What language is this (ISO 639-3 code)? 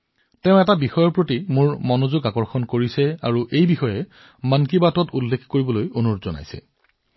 asm